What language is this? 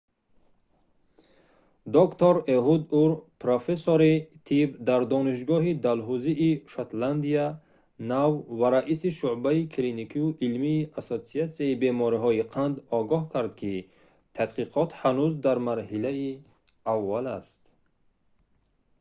Tajik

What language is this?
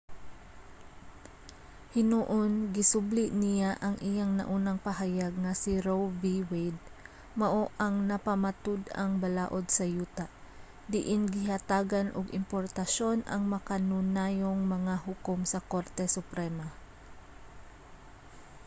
Cebuano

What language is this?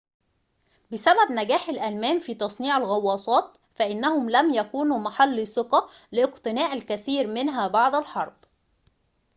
Arabic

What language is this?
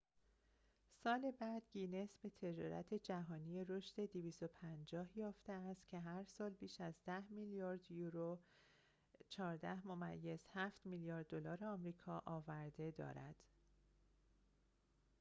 Persian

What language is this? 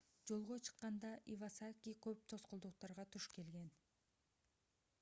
Kyrgyz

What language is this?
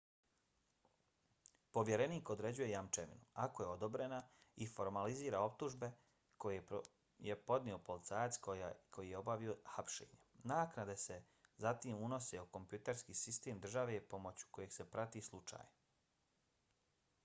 Bosnian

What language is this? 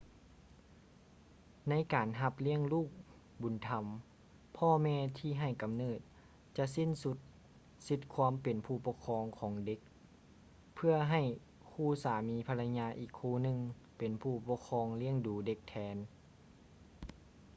Lao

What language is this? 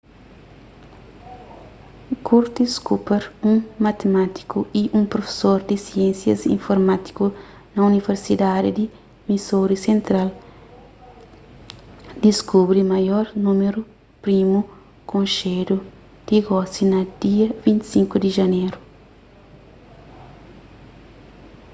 Kabuverdianu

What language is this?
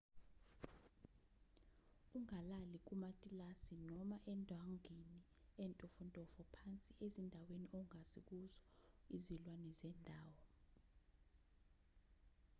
Zulu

